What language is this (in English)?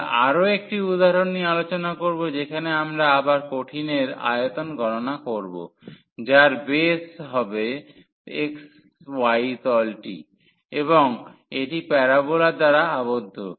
Bangla